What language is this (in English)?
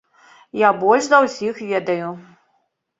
Belarusian